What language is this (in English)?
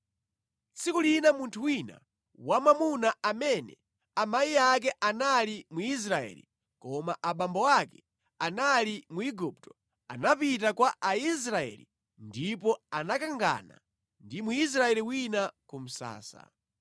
Nyanja